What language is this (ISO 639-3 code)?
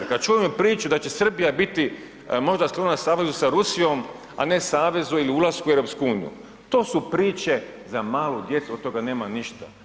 hrv